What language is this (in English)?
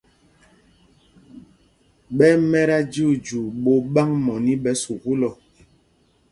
Mpumpong